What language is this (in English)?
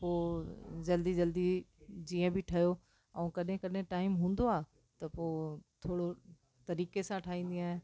Sindhi